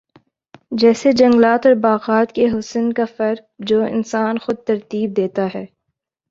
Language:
Urdu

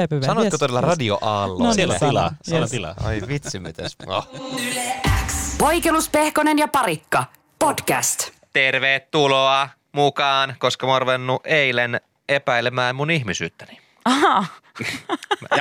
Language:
Finnish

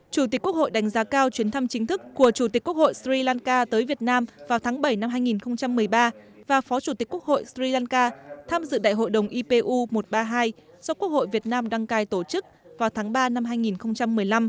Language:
Vietnamese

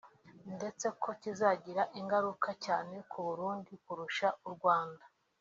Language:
Kinyarwanda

